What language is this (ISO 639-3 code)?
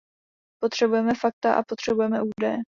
ces